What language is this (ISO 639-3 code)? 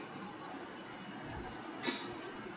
eng